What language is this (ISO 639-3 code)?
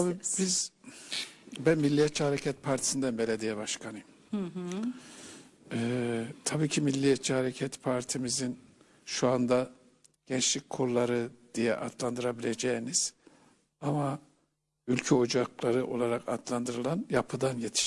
tur